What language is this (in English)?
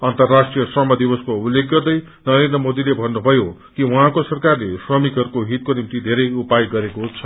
Nepali